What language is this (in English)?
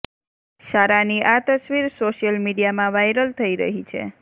Gujarati